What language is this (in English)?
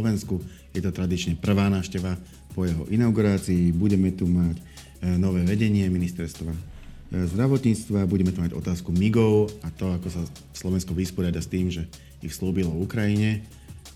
Slovak